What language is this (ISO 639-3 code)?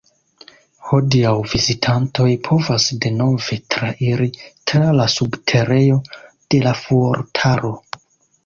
epo